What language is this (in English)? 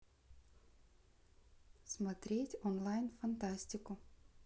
Russian